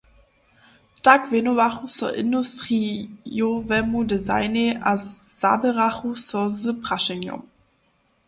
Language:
Upper Sorbian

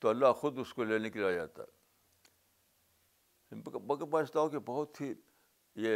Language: Urdu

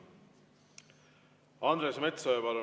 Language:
Estonian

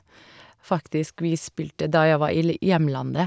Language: Norwegian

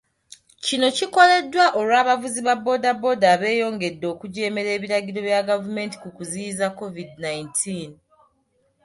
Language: Ganda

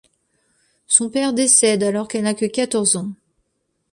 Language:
French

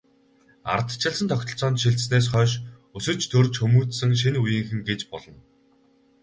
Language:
Mongolian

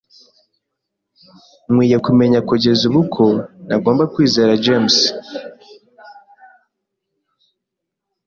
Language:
Kinyarwanda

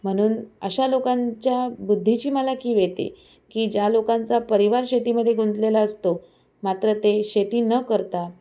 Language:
Marathi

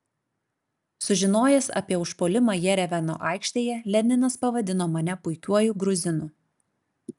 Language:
Lithuanian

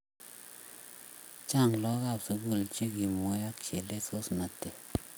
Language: Kalenjin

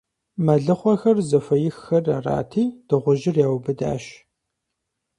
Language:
Kabardian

